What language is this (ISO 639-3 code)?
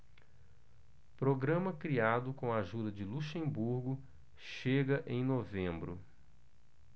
por